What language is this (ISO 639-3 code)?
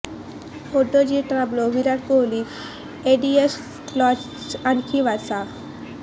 mar